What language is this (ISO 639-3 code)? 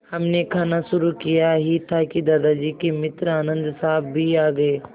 hin